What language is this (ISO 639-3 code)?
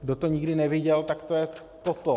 ces